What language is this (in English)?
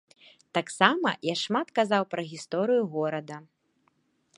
Belarusian